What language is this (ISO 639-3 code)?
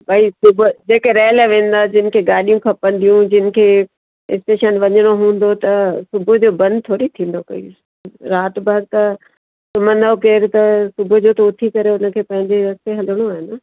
snd